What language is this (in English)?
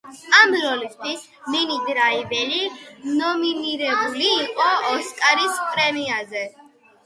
Georgian